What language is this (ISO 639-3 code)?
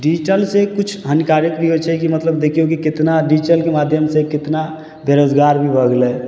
mai